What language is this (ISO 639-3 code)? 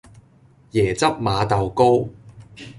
yue